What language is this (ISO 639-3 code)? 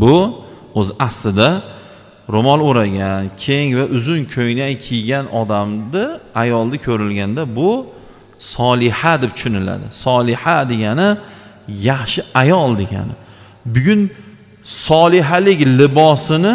uzb